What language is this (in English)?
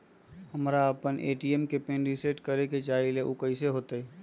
Magahi